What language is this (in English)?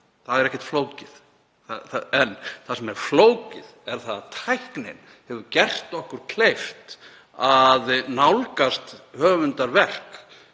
Icelandic